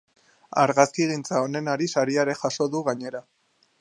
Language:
Basque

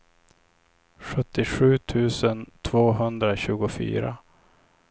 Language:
Swedish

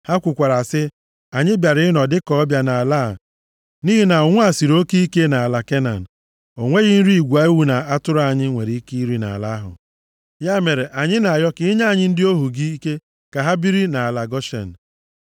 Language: Igbo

